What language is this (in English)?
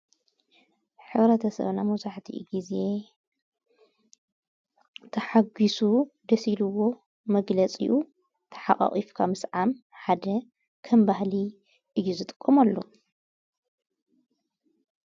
Tigrinya